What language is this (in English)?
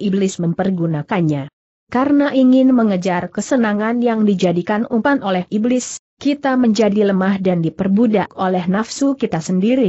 Indonesian